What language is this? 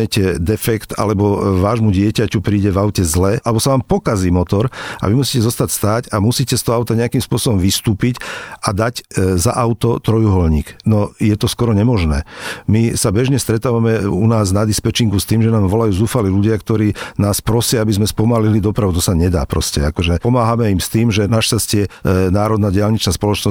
Slovak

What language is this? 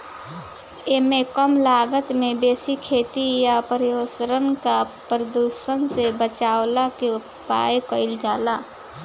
Bhojpuri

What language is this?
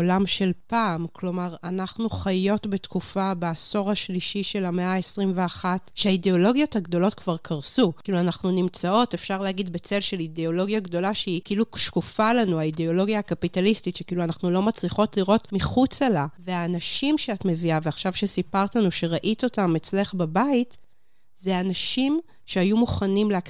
Hebrew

